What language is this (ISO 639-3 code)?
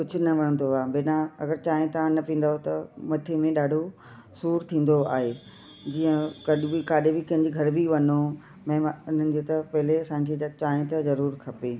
snd